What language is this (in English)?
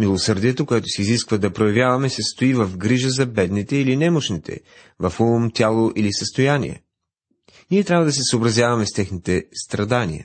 Bulgarian